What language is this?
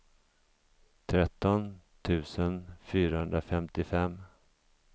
Swedish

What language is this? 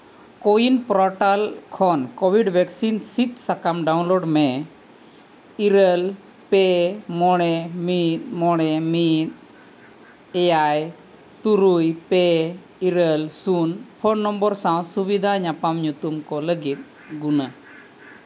Santali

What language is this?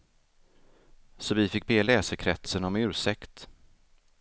Swedish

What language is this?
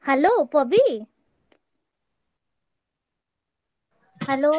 Odia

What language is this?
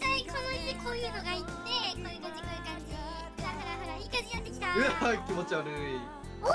Japanese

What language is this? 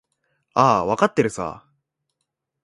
Japanese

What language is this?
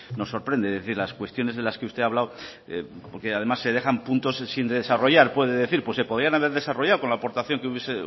Spanish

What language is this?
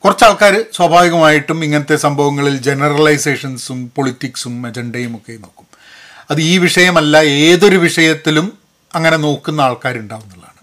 Malayalam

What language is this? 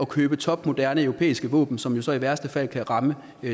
Danish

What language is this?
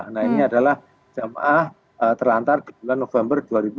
Indonesian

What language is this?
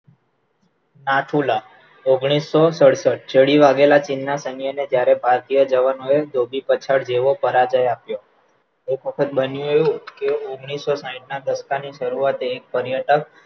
Gujarati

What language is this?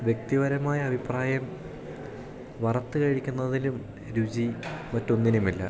Malayalam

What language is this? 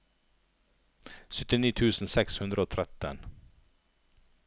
Norwegian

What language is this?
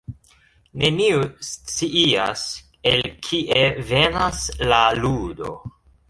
Esperanto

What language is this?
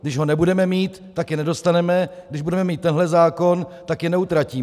Czech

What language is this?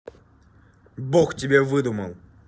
Russian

